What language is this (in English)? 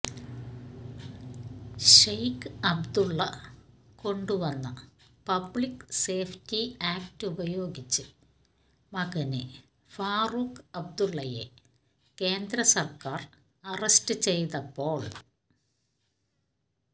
Malayalam